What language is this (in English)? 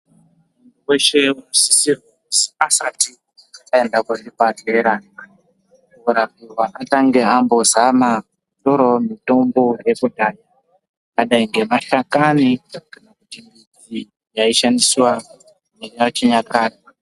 Ndau